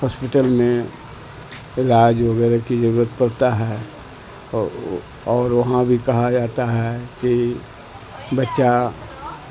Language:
Urdu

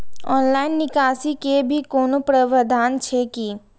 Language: Maithili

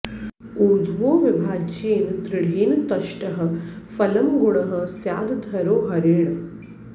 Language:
Sanskrit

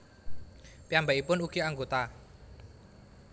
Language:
Javanese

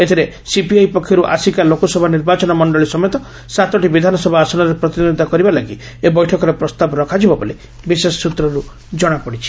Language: Odia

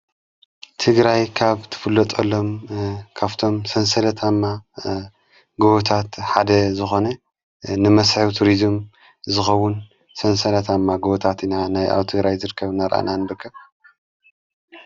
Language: Tigrinya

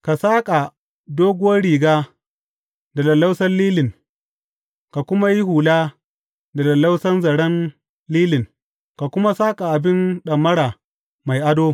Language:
Hausa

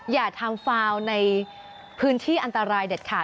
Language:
Thai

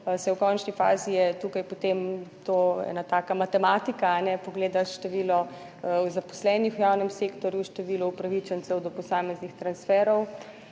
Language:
Slovenian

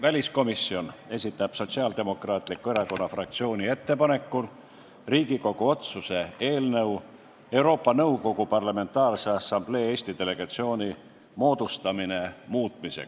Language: Estonian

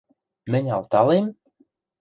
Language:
Western Mari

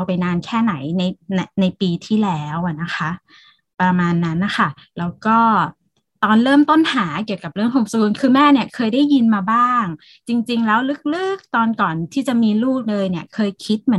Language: Thai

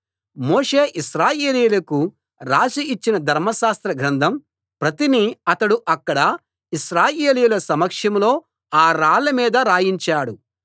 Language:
Telugu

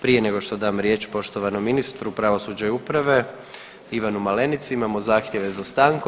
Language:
Croatian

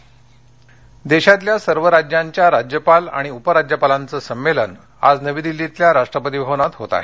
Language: Marathi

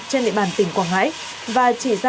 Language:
Vietnamese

